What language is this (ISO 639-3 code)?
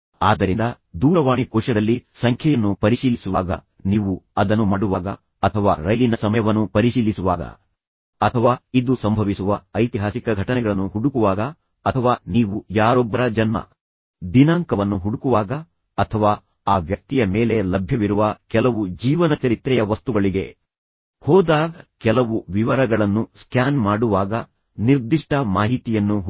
kan